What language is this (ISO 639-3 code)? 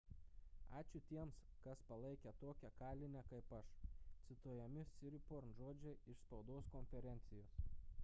lit